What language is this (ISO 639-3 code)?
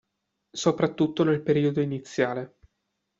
ita